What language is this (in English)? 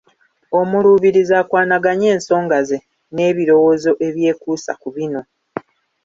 Ganda